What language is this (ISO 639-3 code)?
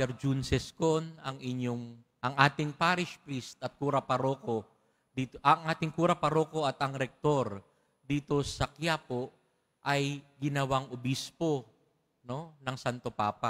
fil